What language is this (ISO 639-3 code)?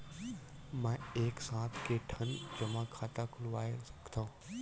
hne